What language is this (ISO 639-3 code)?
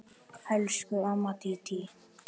isl